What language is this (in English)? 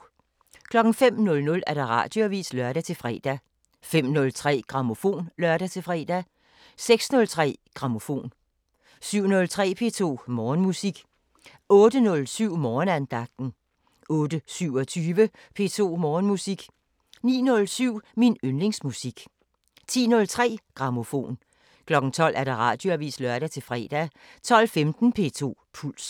Danish